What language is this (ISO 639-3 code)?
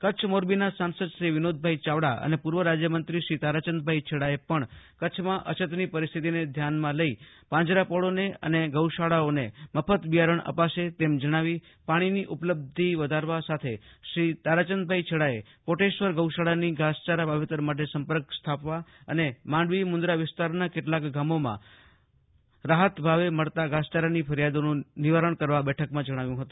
guj